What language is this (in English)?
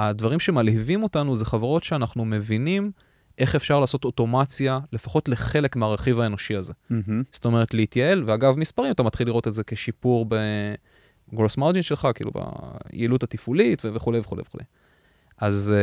Hebrew